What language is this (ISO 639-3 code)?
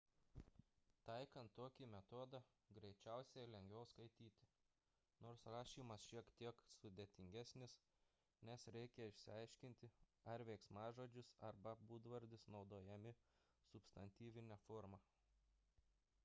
lit